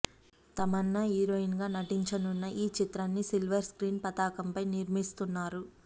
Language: Telugu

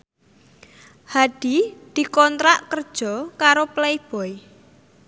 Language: Javanese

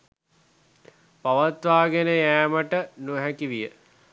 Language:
Sinhala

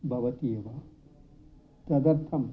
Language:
Sanskrit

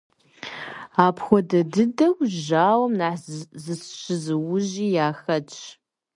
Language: Kabardian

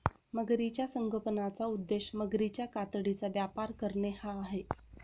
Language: Marathi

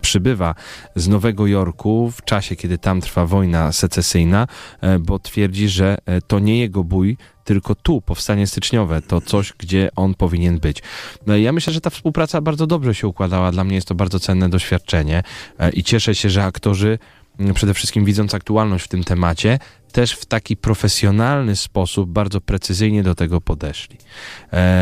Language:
Polish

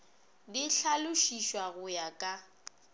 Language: Northern Sotho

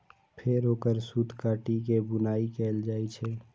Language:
Maithili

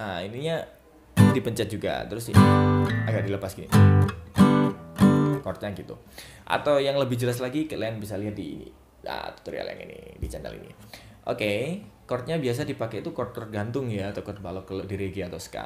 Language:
Indonesian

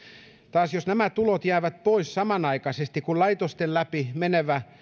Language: Finnish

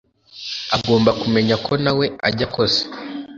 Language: Kinyarwanda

